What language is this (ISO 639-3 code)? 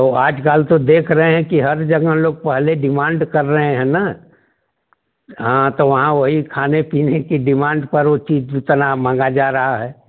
hin